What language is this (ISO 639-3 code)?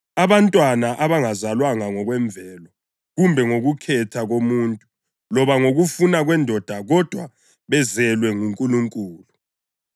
nde